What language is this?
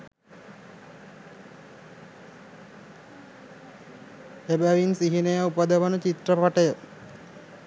Sinhala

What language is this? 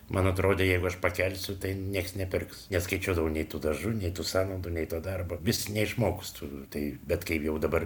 Lithuanian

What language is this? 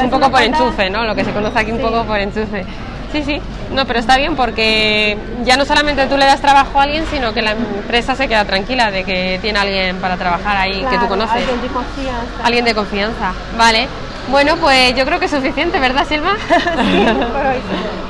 Spanish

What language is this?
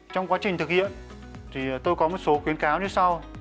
Vietnamese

